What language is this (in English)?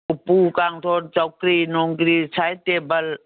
Manipuri